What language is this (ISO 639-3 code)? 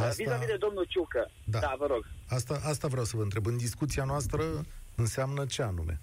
ron